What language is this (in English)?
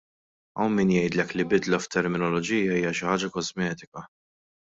Maltese